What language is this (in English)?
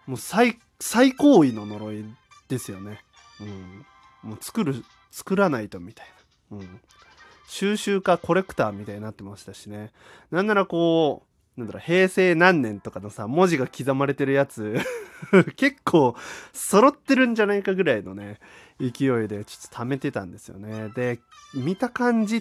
Japanese